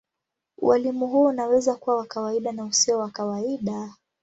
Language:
Swahili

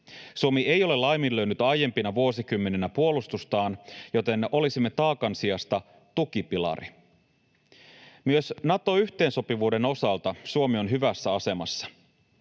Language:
Finnish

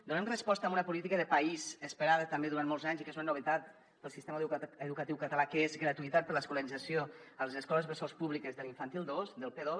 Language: Catalan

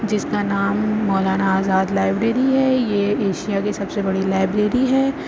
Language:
Urdu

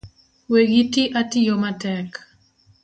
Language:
Luo (Kenya and Tanzania)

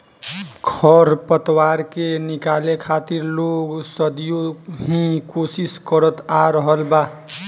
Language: Bhojpuri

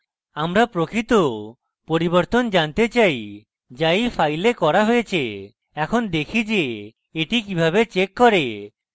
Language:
Bangla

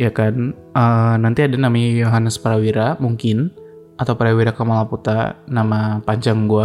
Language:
Indonesian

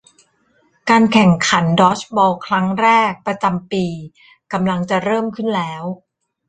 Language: Thai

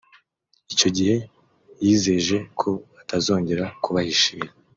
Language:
Kinyarwanda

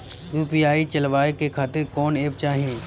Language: Bhojpuri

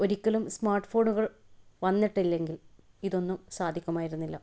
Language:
Malayalam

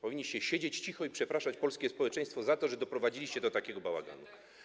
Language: Polish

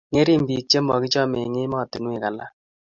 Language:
Kalenjin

